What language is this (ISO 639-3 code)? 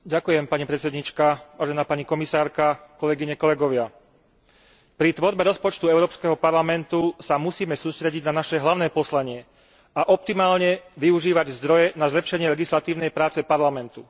slk